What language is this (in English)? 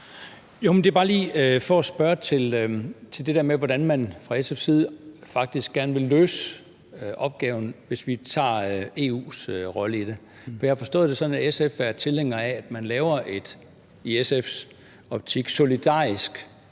Danish